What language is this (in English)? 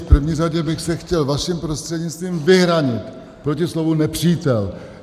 Czech